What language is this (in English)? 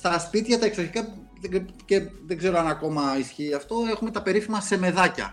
Greek